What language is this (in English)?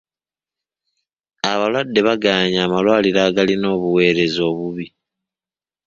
Ganda